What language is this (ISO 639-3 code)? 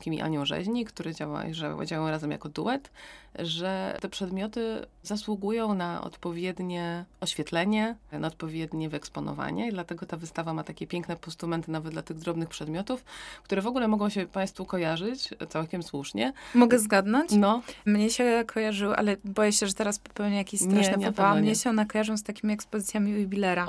pol